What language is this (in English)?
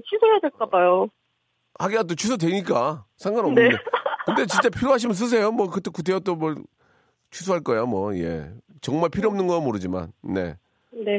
Korean